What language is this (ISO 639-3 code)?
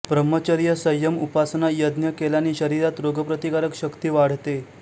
mar